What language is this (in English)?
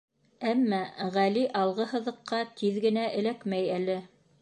Bashkir